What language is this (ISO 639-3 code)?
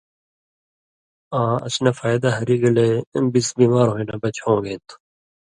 mvy